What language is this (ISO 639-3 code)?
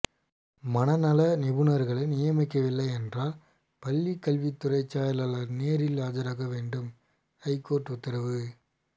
tam